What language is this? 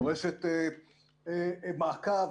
Hebrew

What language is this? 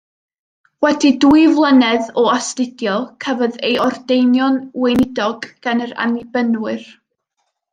Welsh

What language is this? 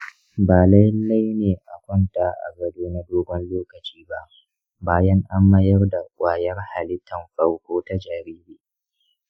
Hausa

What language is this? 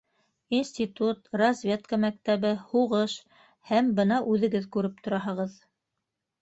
Bashkir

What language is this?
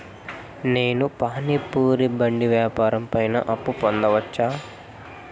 Telugu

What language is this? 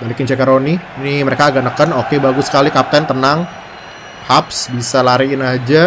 Indonesian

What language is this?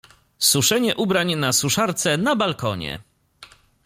Polish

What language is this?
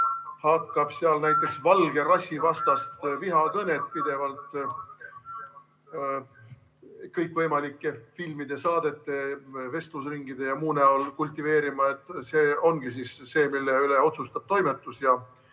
Estonian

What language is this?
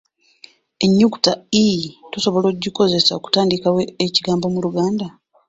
Ganda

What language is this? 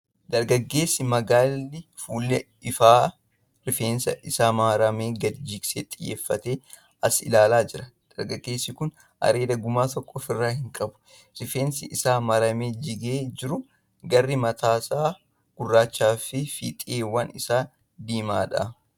Oromo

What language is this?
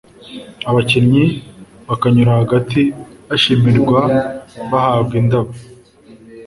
Kinyarwanda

